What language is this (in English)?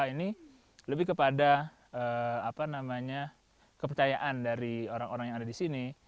Indonesian